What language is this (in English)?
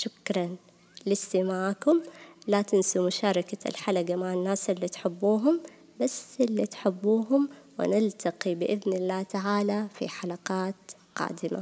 Arabic